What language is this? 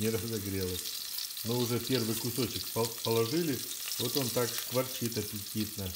Russian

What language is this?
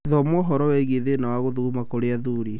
Kikuyu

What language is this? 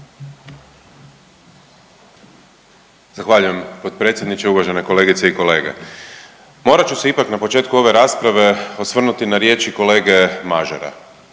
Croatian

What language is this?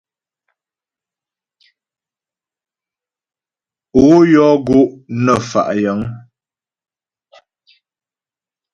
Ghomala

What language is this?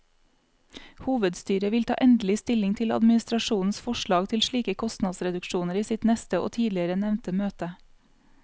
Norwegian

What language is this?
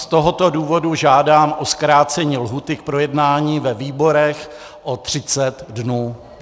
Czech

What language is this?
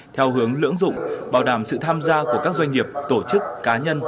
Vietnamese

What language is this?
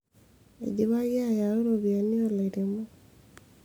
Masai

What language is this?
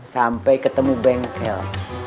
Indonesian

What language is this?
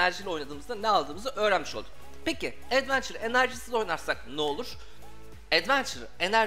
Turkish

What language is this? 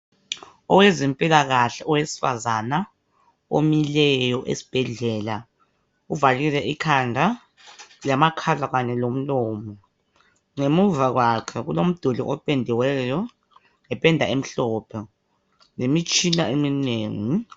North Ndebele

